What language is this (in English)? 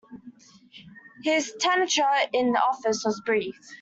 English